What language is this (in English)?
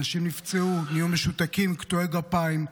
Hebrew